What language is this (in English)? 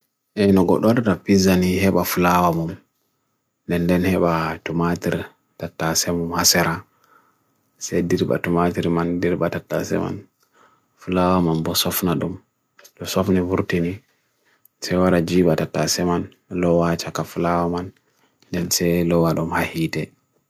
Bagirmi Fulfulde